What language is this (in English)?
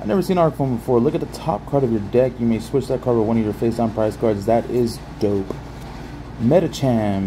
English